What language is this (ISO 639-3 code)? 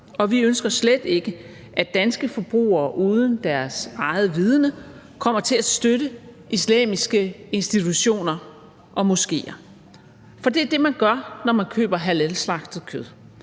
dan